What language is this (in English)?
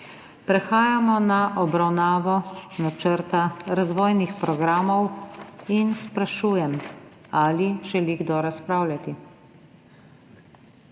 Slovenian